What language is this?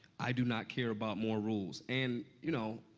English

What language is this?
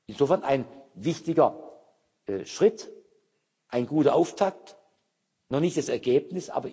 German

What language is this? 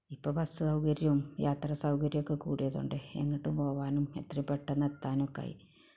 Malayalam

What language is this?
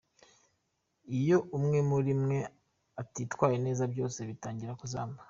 Kinyarwanda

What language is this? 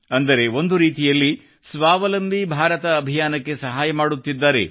Kannada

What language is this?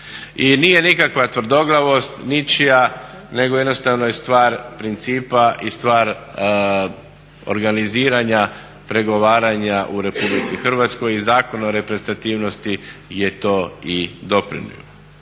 Croatian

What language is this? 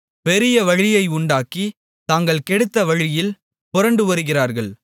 Tamil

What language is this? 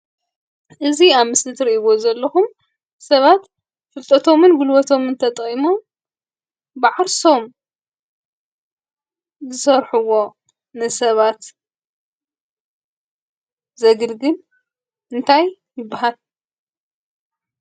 Tigrinya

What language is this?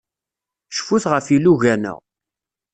Kabyle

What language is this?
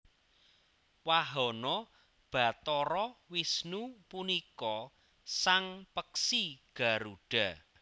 Javanese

